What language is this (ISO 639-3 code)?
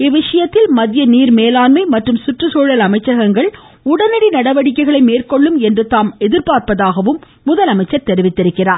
tam